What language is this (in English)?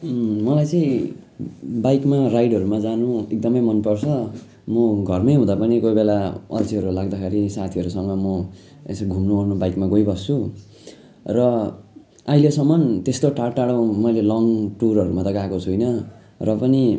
Nepali